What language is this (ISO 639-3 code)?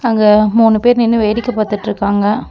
tam